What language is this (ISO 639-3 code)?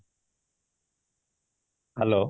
ori